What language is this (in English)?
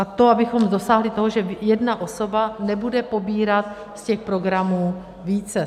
Czech